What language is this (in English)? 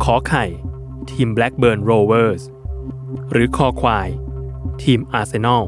Thai